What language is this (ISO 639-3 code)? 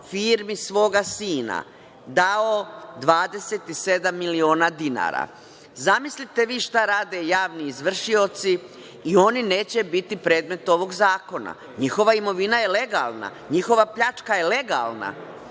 srp